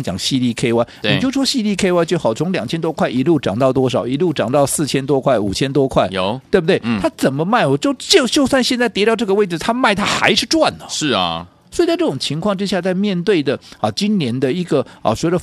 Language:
Chinese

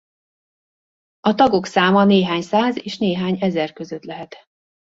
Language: Hungarian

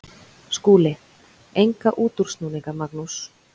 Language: Icelandic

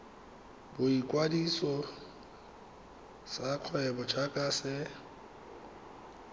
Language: Tswana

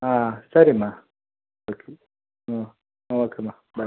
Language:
Kannada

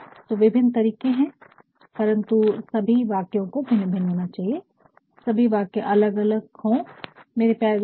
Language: Hindi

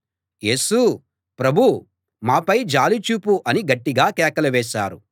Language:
Telugu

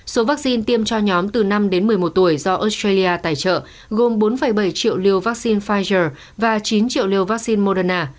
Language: Vietnamese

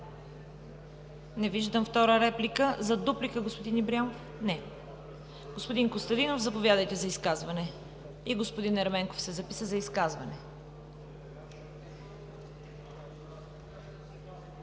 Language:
Bulgarian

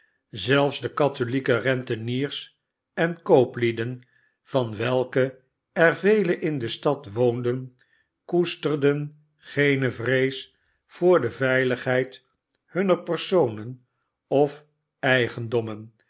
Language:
Dutch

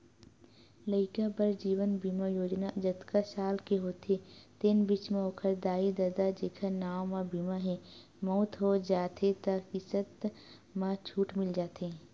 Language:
Chhattisgarhi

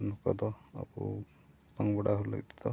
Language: Santali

